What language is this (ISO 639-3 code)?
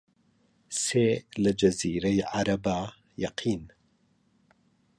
ckb